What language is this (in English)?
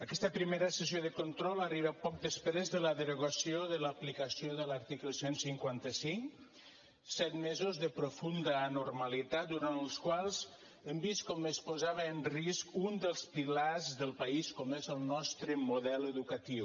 Catalan